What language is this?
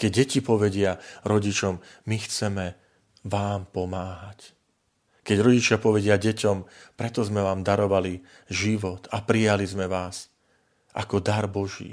Slovak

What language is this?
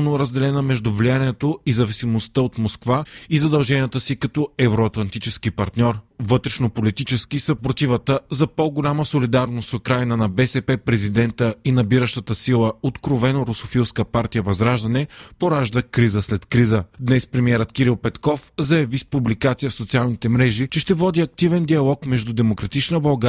Bulgarian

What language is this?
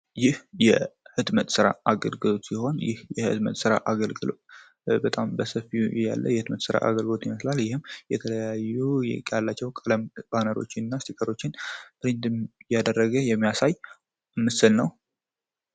Amharic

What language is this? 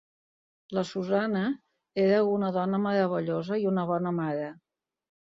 Catalan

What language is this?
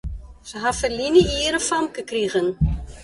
Western Frisian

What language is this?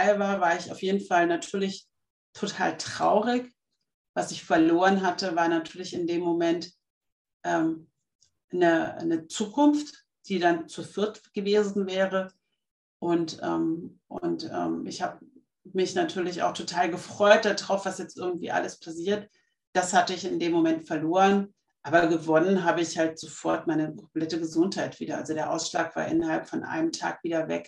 German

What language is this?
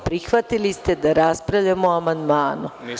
Serbian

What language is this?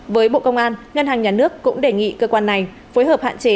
Vietnamese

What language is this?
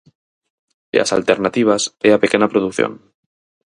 Galician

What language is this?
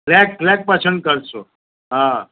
Gujarati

